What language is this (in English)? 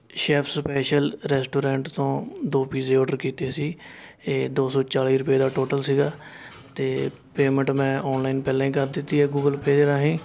Punjabi